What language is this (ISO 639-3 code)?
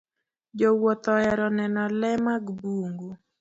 luo